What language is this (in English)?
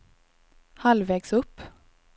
Swedish